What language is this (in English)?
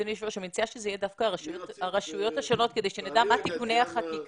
Hebrew